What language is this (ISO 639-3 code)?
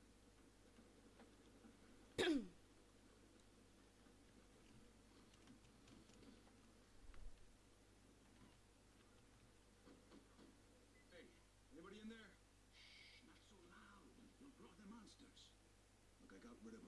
rus